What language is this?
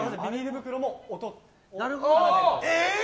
Japanese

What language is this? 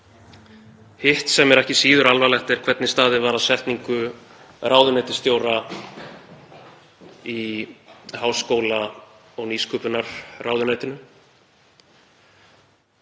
Icelandic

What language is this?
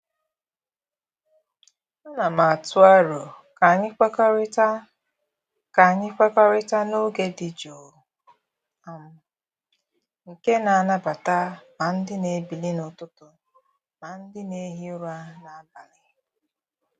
Igbo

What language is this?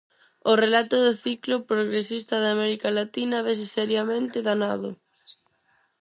Galician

